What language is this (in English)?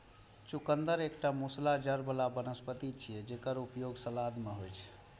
Maithili